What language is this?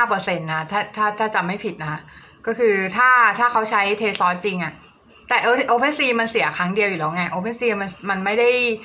Thai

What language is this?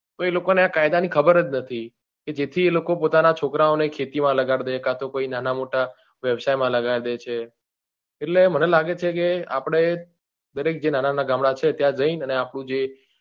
Gujarati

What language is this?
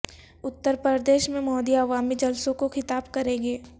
Urdu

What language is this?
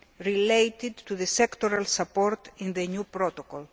English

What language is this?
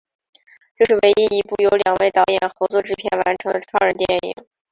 Chinese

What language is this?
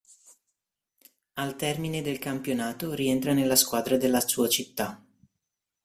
Italian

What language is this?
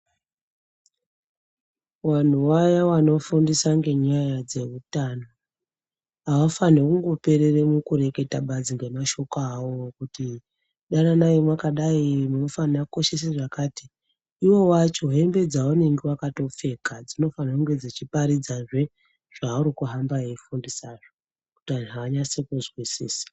Ndau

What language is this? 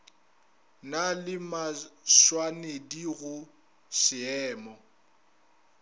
Northern Sotho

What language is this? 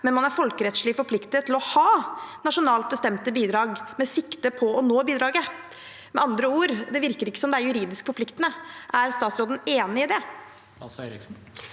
Norwegian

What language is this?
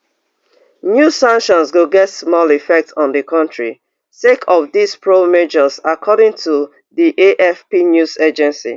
Nigerian Pidgin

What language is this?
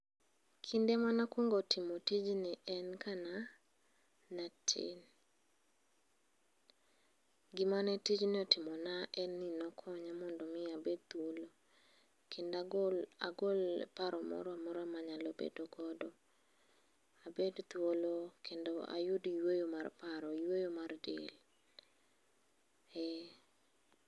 Luo (Kenya and Tanzania)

